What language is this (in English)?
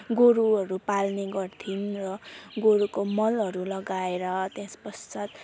Nepali